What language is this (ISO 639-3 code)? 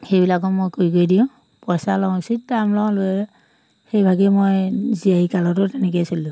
asm